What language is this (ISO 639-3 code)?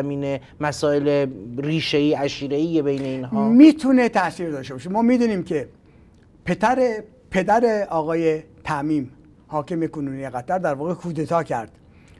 fas